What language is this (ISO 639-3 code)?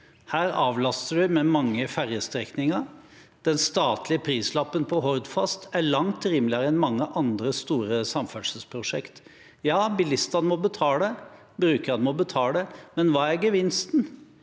nor